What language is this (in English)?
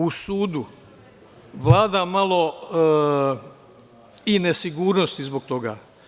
Serbian